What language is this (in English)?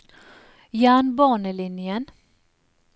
Norwegian